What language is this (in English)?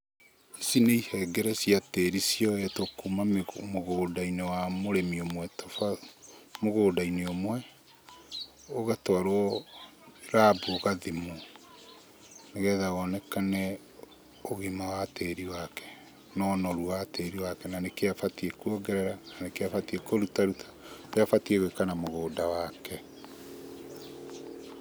Kikuyu